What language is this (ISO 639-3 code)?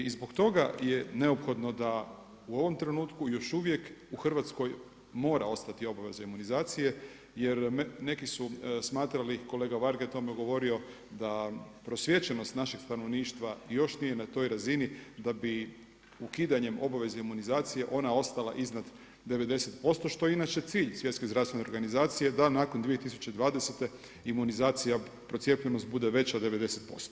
hrv